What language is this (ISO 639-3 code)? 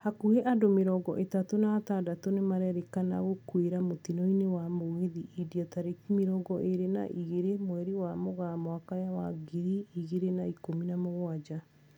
kik